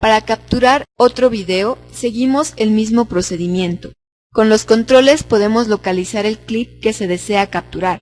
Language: Spanish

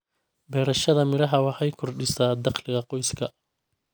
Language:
Somali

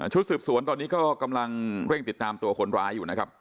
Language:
Thai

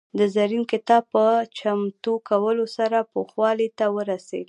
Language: Pashto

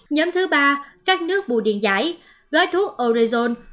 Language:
Vietnamese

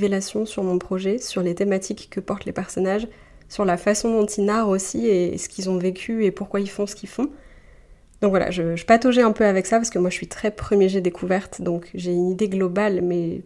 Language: French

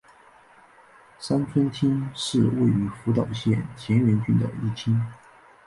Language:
Chinese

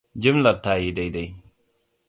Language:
Hausa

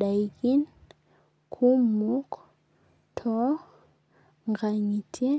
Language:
Masai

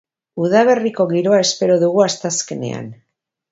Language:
Basque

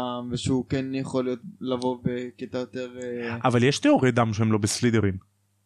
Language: Hebrew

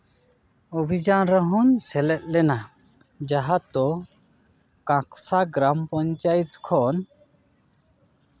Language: Santali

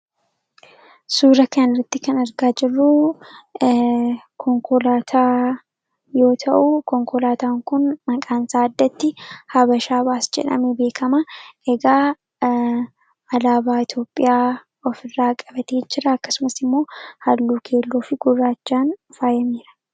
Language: Oromo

